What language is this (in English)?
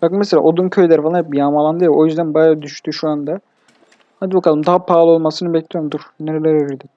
Turkish